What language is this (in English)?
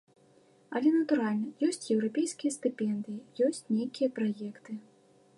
Belarusian